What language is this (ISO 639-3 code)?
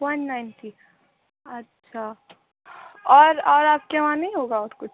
urd